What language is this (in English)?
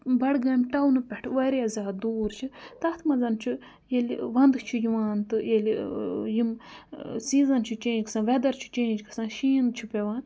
Kashmiri